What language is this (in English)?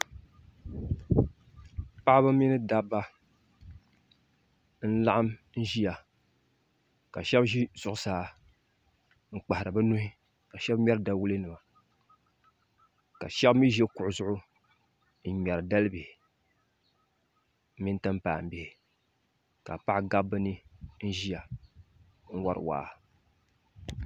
Dagbani